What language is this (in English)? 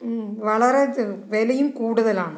Malayalam